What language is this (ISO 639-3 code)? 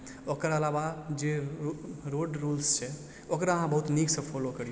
mai